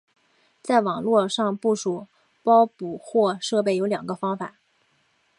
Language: Chinese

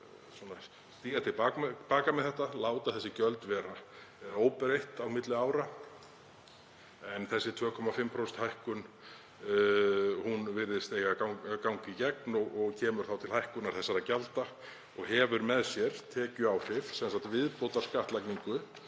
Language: Icelandic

